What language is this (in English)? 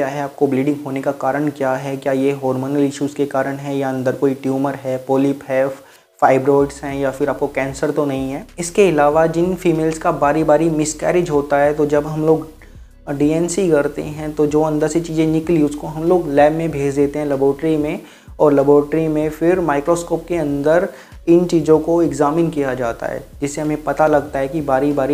Hindi